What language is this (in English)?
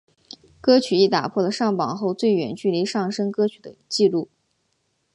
Chinese